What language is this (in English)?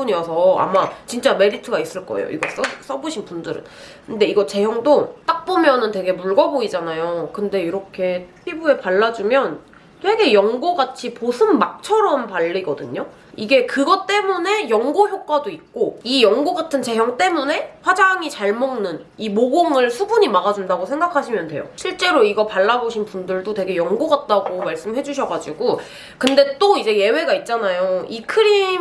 Korean